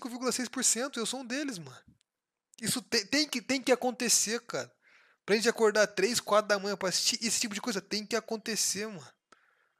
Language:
Portuguese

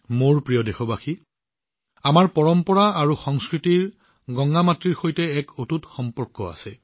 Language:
Assamese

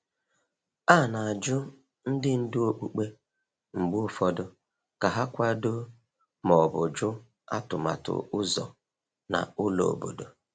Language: Igbo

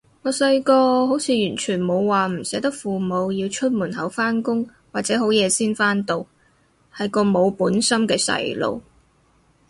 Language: Cantonese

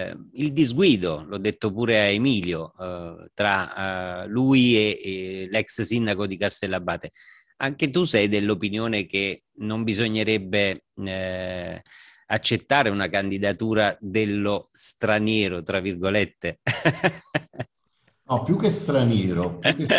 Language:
Italian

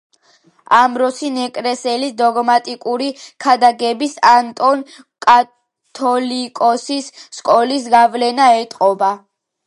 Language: Georgian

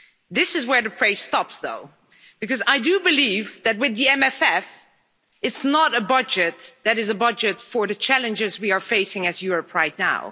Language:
English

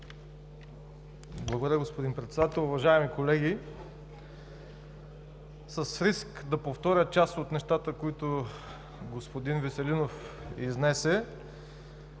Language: Bulgarian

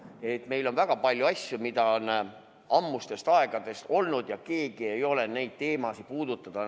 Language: Estonian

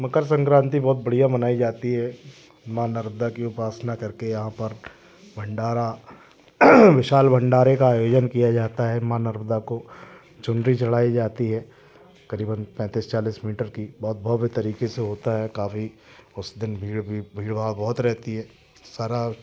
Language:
Hindi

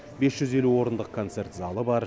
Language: Kazakh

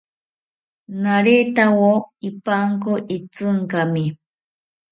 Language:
South Ucayali Ashéninka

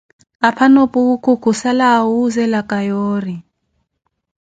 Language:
Koti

